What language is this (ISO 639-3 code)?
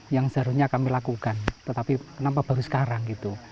ind